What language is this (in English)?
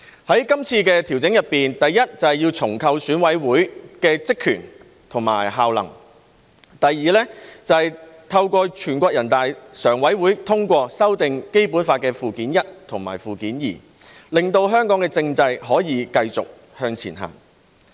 Cantonese